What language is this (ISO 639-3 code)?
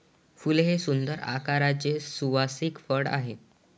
mar